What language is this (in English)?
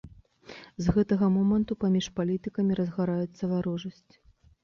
Belarusian